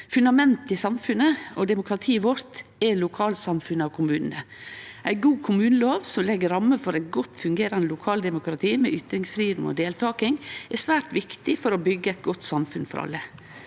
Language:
Norwegian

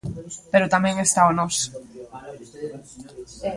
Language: Galician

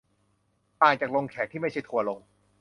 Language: Thai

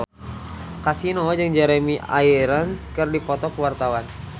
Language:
Sundanese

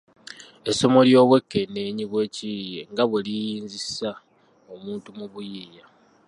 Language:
Ganda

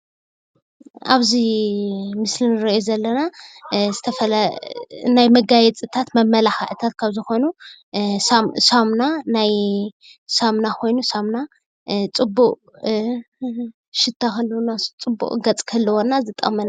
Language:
Tigrinya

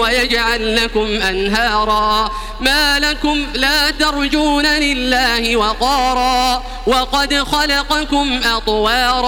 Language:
Arabic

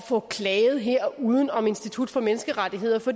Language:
Danish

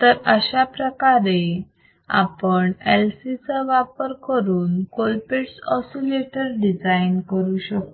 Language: Marathi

